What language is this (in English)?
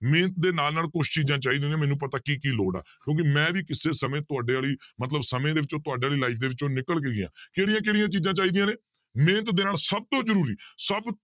Punjabi